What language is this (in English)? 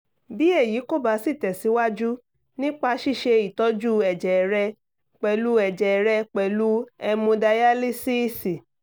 Yoruba